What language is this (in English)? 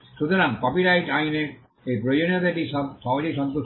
Bangla